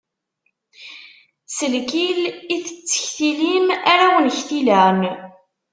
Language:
Kabyle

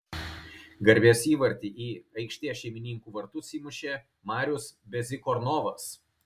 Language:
Lithuanian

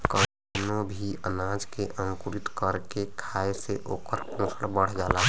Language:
Bhojpuri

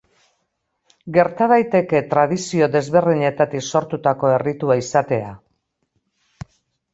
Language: Basque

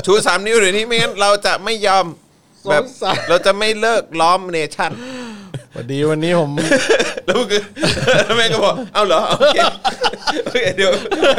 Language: Thai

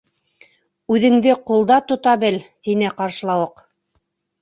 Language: Bashkir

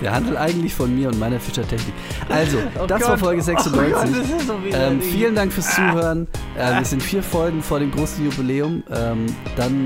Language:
German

